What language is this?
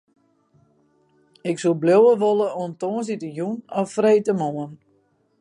Western Frisian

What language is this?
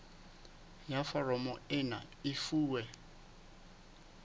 Southern Sotho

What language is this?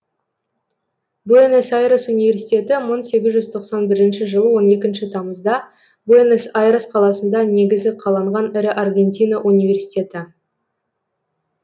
Kazakh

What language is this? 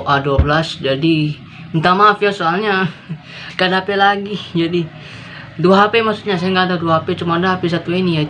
Indonesian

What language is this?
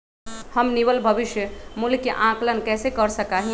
Magahi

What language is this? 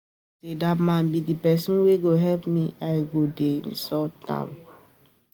Nigerian Pidgin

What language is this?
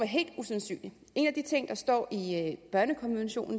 Danish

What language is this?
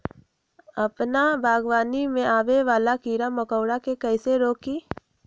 Magahi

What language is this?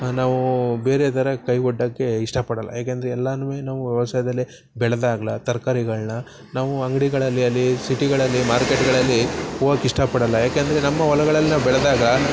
Kannada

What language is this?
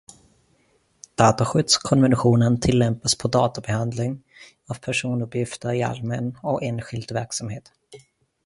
Swedish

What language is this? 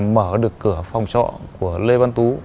Vietnamese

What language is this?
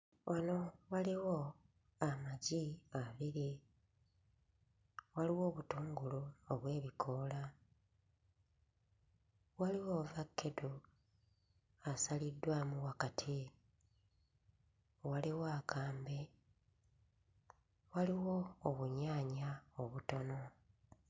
Ganda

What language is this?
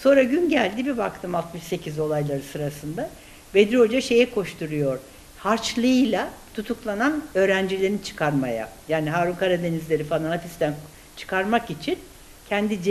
Turkish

